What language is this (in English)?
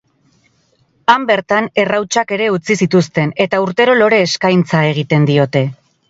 Basque